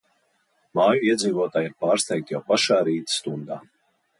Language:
Latvian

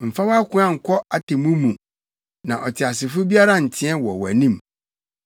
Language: Akan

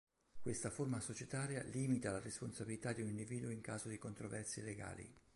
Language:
Italian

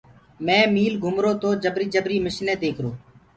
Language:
Gurgula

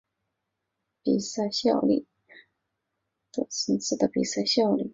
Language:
Chinese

